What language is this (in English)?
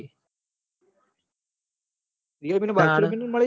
Gujarati